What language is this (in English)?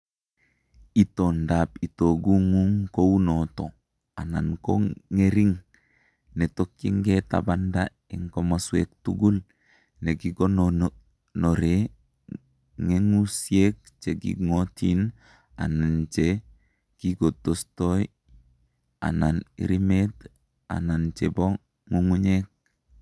Kalenjin